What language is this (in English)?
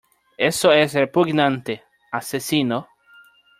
Spanish